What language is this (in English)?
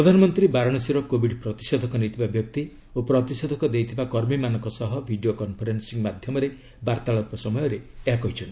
Odia